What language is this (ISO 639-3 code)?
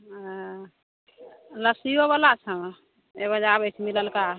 mai